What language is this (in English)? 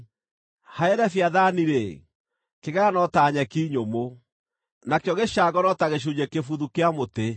Kikuyu